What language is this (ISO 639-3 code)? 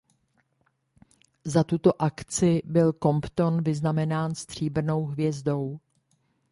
ces